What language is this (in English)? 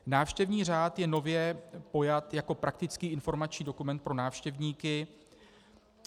Czech